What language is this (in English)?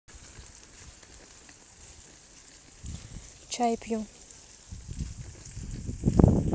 Russian